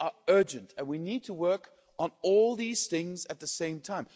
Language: English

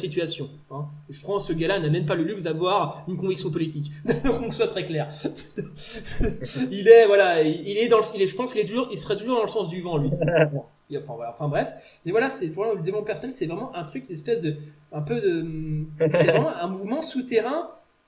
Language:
French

